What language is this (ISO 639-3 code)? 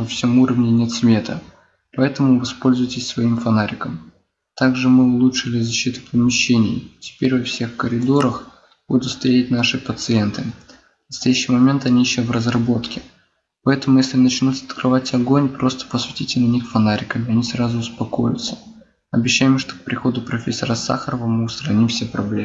rus